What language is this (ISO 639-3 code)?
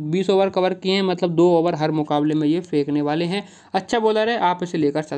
hin